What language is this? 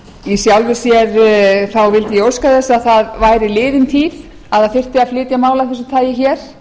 Icelandic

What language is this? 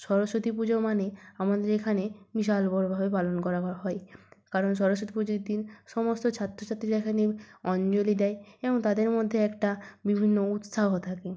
Bangla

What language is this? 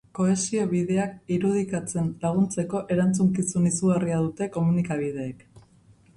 Basque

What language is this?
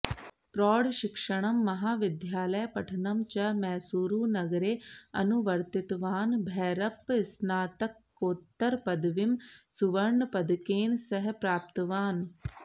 Sanskrit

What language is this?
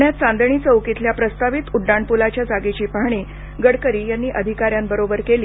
Marathi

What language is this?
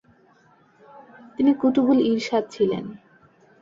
Bangla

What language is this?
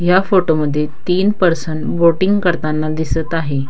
Marathi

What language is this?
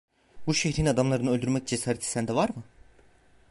Turkish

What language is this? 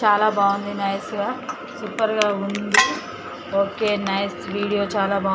Telugu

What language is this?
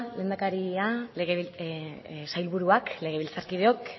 Basque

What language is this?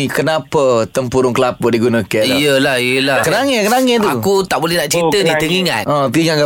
Malay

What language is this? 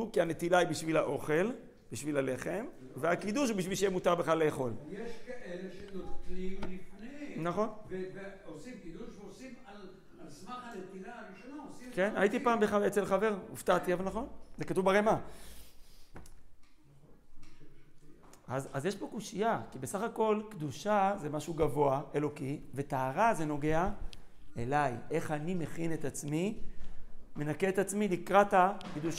Hebrew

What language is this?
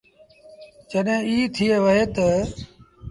Sindhi Bhil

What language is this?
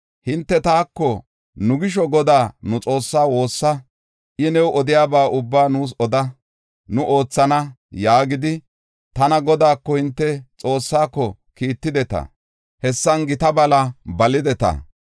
Gofa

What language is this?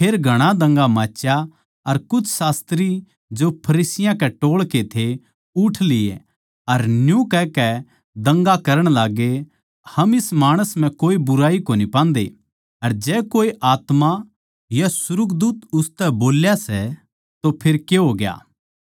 Haryanvi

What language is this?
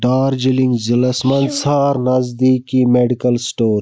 Kashmiri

